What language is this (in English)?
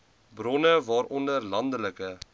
Afrikaans